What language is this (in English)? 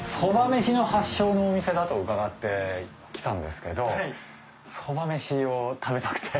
Japanese